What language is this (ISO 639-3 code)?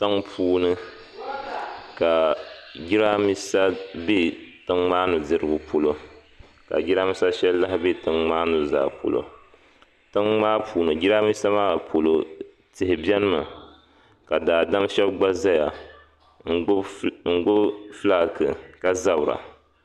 dag